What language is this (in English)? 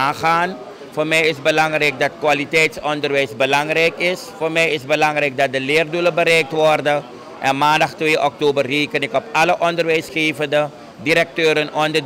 Dutch